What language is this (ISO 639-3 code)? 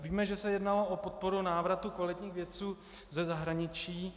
ces